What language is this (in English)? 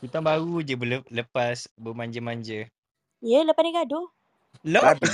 Malay